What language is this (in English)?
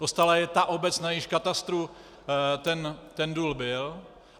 Czech